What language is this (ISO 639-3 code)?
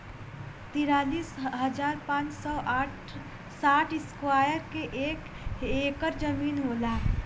bho